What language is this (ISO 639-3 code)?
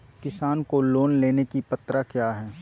mag